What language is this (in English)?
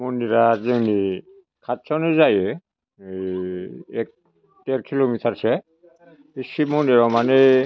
Bodo